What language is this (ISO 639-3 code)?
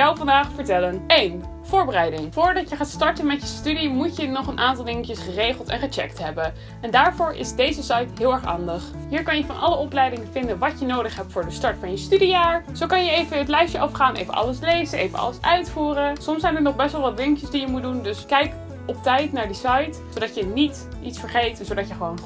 nld